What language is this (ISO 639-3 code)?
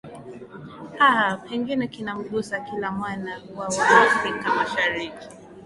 swa